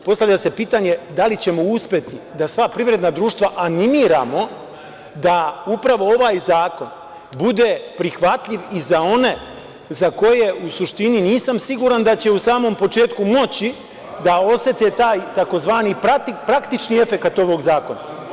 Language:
Serbian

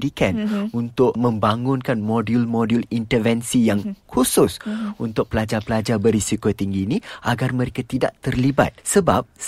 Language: Malay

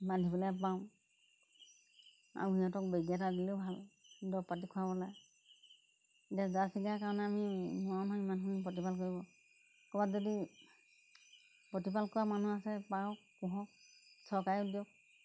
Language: Assamese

